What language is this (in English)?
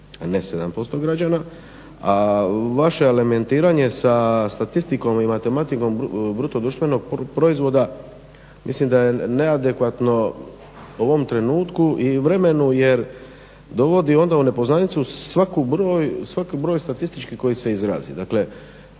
Croatian